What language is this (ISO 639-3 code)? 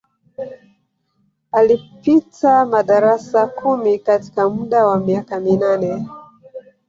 swa